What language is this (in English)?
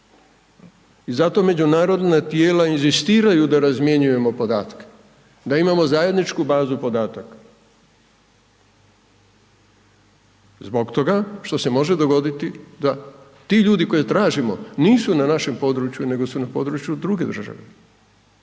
Croatian